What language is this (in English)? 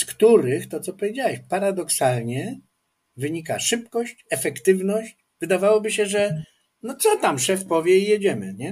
Polish